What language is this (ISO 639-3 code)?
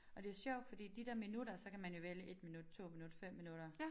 dan